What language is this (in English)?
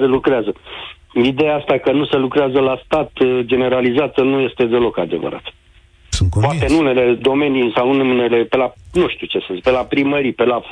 Romanian